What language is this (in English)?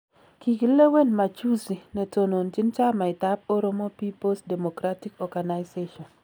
Kalenjin